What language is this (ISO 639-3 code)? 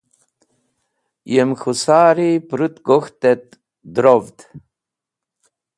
wbl